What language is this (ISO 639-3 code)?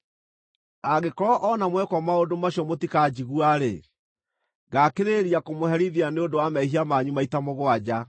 kik